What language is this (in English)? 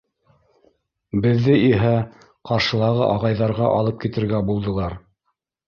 Bashkir